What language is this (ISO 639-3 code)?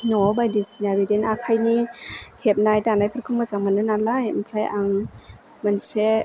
brx